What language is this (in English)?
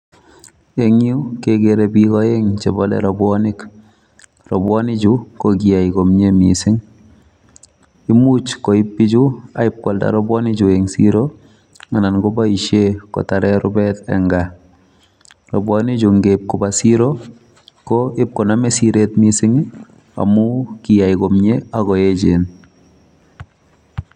Kalenjin